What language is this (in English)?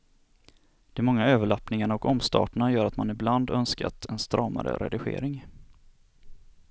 Swedish